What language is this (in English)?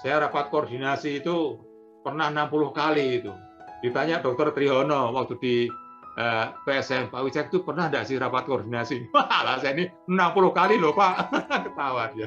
Indonesian